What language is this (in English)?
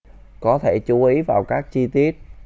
Vietnamese